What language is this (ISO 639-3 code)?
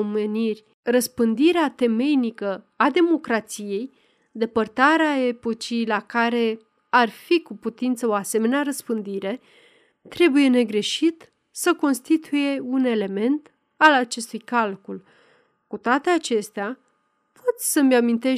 ron